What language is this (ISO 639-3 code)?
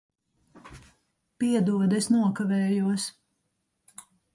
lav